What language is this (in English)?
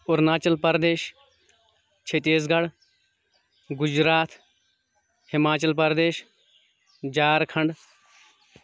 Kashmiri